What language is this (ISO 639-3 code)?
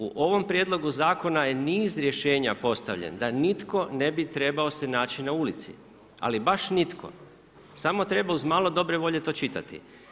hrv